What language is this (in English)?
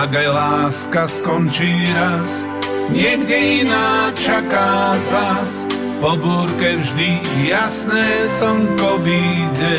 Croatian